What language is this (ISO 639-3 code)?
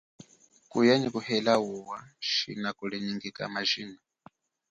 cjk